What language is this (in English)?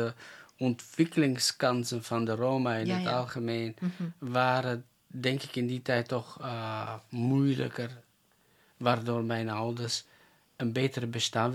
Dutch